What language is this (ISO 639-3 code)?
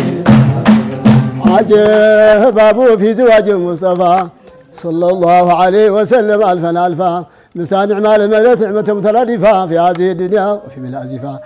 ara